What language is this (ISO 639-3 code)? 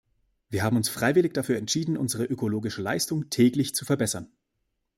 deu